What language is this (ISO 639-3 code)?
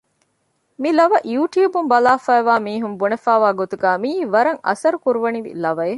div